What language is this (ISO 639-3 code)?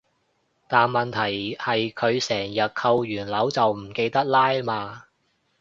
yue